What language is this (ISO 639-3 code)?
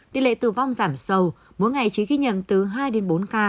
vie